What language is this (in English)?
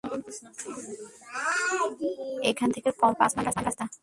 Bangla